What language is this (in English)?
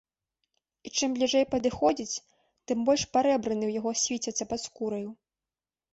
Belarusian